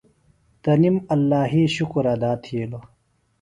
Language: Phalura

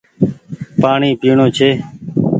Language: Goaria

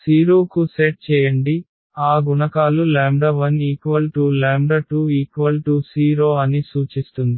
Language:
Telugu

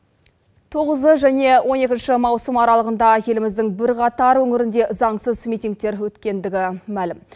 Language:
Kazakh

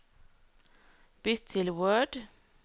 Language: Norwegian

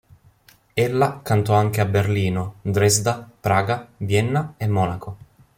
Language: Italian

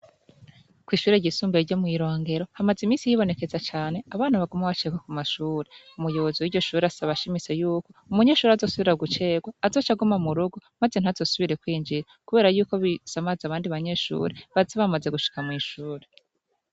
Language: Rundi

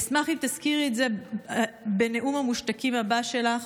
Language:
Hebrew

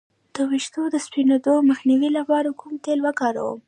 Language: Pashto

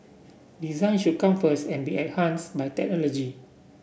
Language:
English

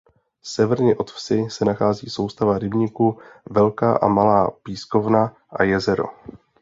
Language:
Czech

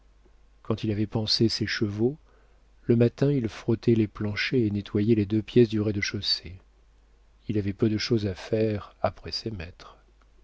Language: French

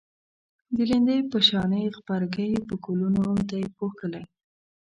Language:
Pashto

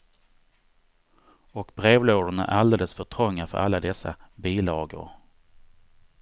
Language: Swedish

